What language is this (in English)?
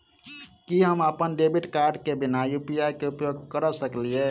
Maithili